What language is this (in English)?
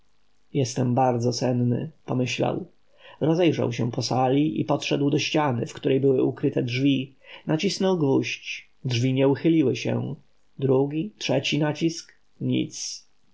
Polish